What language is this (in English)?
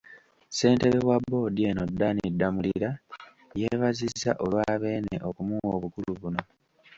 Ganda